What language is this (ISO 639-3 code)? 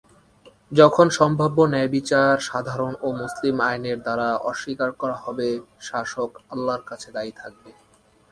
ben